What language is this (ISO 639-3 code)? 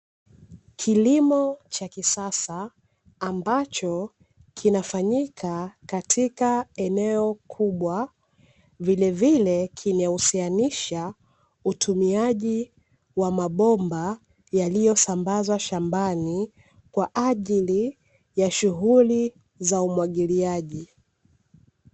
swa